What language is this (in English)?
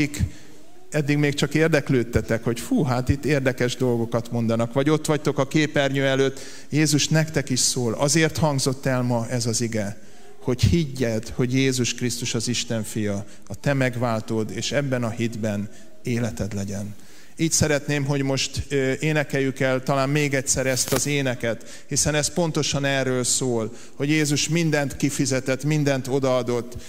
Hungarian